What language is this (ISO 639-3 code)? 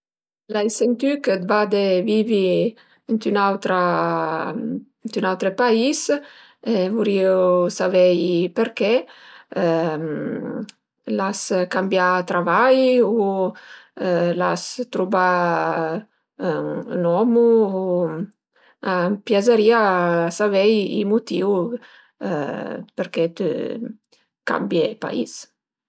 pms